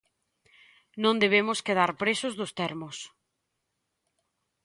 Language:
Galician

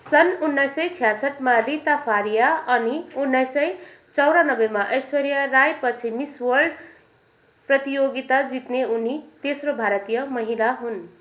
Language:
Nepali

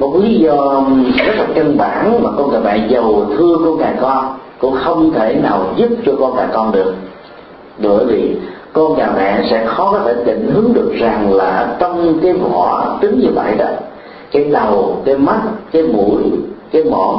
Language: Vietnamese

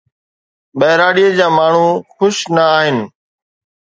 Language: Sindhi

